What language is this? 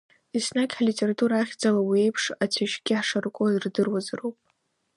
Abkhazian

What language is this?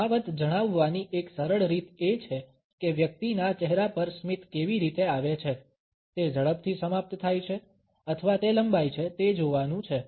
Gujarati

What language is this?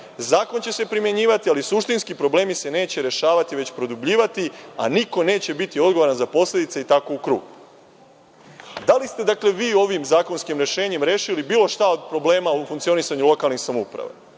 Serbian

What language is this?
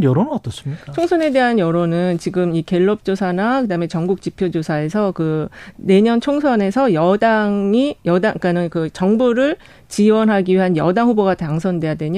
Korean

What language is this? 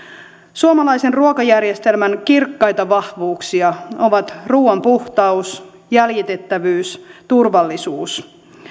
Finnish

